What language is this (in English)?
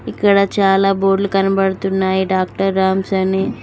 Telugu